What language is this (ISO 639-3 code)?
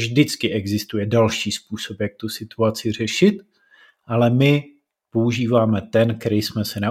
ces